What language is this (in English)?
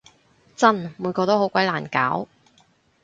Cantonese